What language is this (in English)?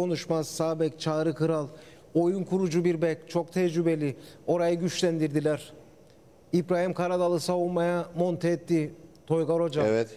Turkish